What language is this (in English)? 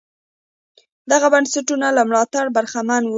Pashto